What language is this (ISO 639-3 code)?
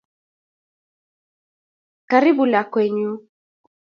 kln